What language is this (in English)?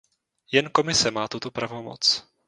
Czech